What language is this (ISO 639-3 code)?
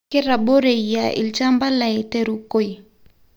mas